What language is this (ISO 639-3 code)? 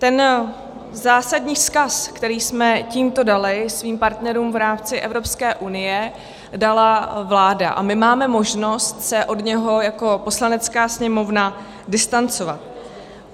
ces